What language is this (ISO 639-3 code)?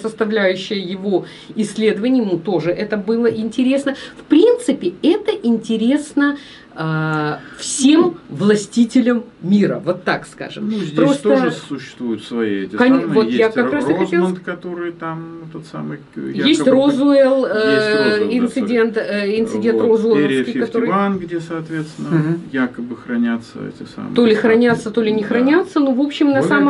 rus